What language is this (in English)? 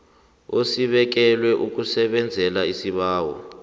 South Ndebele